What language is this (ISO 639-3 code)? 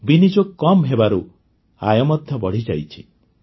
ori